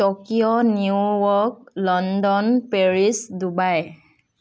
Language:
Assamese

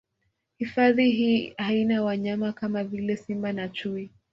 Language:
Swahili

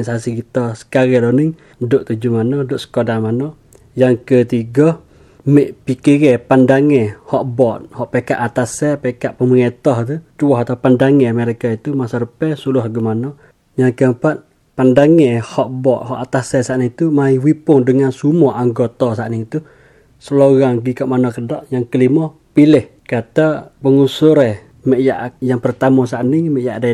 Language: Malay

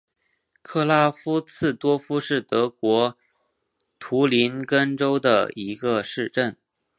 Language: Chinese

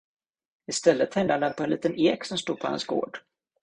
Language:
Swedish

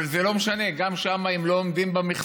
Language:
Hebrew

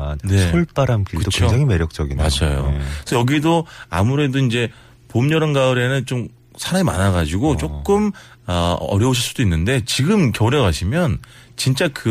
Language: Korean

